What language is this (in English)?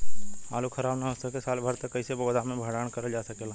Bhojpuri